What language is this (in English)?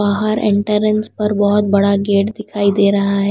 Hindi